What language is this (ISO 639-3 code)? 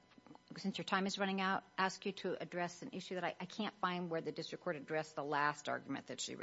eng